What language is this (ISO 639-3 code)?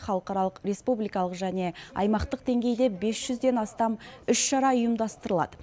kaz